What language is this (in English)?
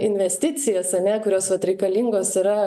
Lithuanian